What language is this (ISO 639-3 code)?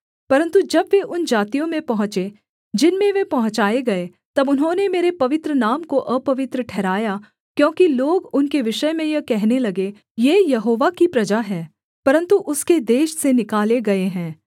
hin